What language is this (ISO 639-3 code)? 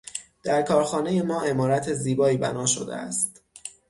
fas